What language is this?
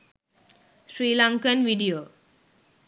Sinhala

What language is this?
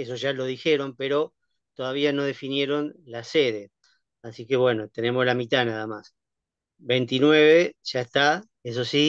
Spanish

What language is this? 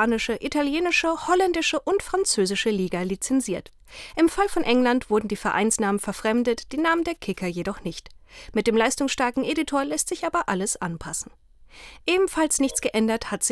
German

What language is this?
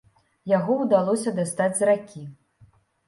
Belarusian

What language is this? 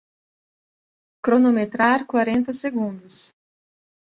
Portuguese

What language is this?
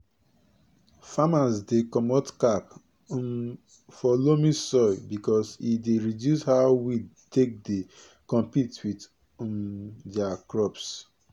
Nigerian Pidgin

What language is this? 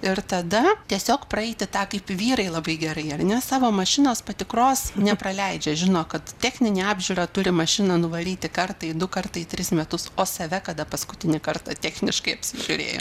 Lithuanian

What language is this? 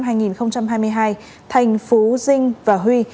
Vietnamese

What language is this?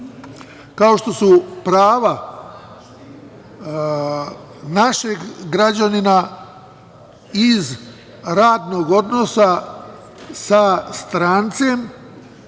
Serbian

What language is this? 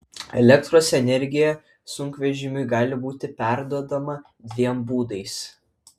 Lithuanian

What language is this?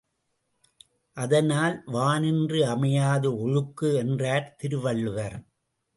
Tamil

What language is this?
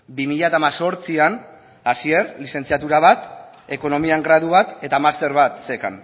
Basque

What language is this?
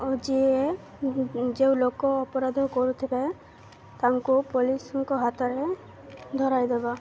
Odia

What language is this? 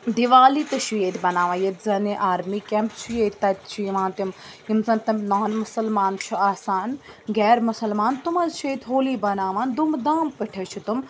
Kashmiri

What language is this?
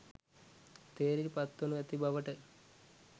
Sinhala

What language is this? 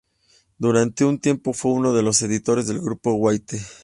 Spanish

